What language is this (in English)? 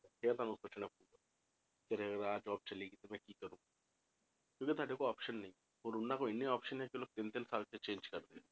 Punjabi